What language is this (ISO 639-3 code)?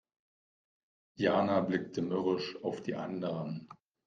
deu